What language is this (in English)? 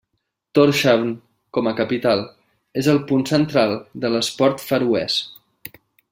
Catalan